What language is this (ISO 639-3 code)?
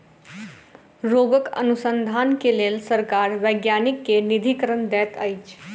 mai